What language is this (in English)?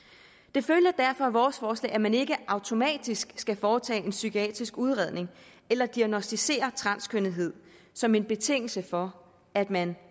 Danish